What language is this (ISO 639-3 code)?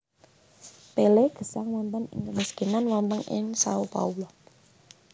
jav